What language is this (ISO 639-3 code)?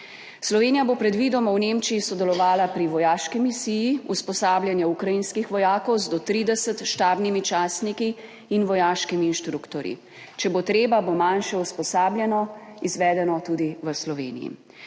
slv